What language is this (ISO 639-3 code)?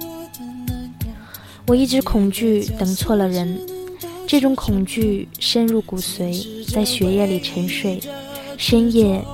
zho